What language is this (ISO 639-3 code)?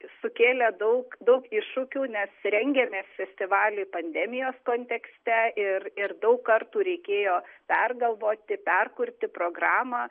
lit